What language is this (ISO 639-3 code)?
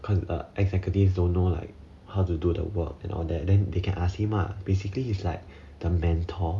eng